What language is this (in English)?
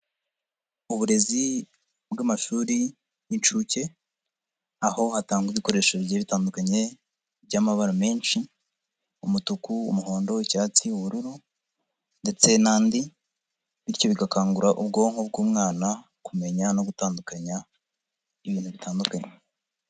Kinyarwanda